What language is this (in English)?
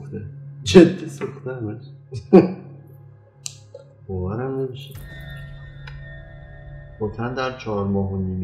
Persian